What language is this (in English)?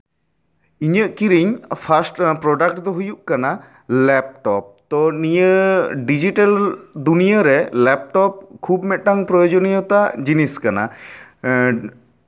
Santali